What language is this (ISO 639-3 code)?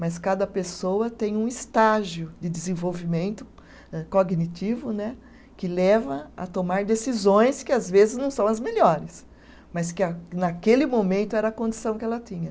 por